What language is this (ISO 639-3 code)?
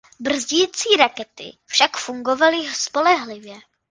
ces